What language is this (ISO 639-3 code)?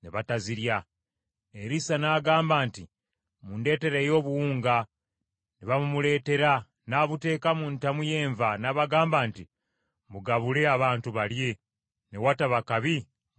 lug